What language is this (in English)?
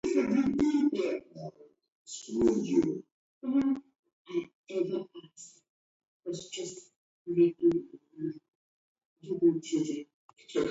Taita